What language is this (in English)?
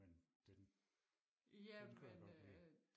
Danish